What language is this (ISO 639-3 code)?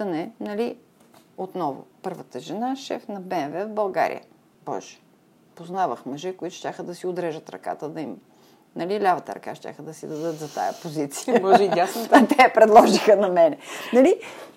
bul